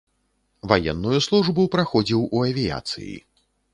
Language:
Belarusian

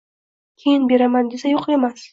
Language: Uzbek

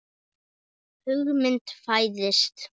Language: Icelandic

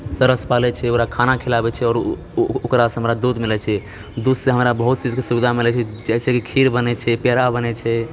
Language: Maithili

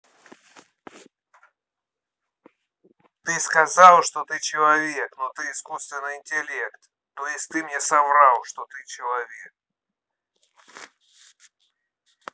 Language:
Russian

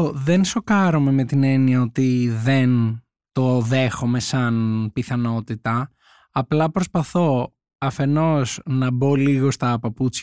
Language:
Greek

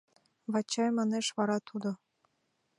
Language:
Mari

